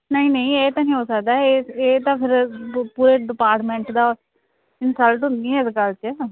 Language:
Punjabi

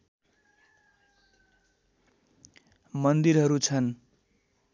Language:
Nepali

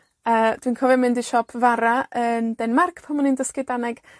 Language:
Welsh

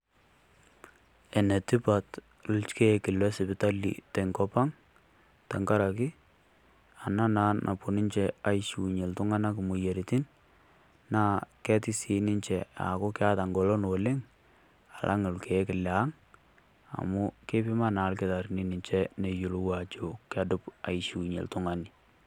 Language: Masai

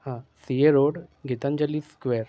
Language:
Marathi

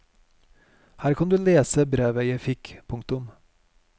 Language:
Norwegian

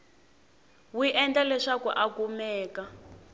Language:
Tsonga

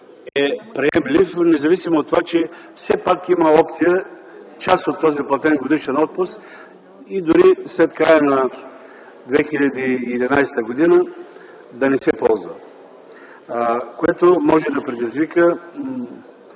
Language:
Bulgarian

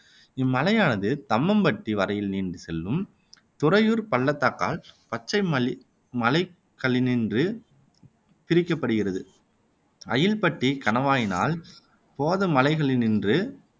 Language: Tamil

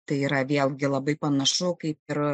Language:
Lithuanian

